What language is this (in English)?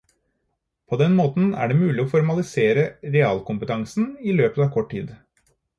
Norwegian Bokmål